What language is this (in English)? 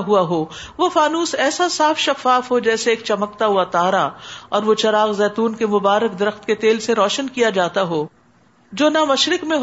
Urdu